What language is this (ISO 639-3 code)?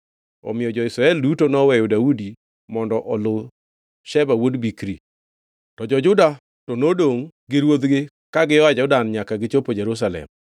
luo